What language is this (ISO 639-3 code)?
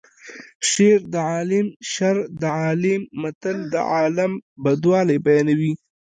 pus